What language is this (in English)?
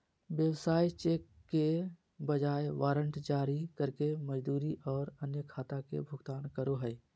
Magahi